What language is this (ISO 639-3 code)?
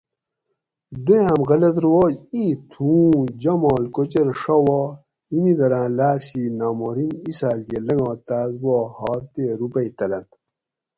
gwc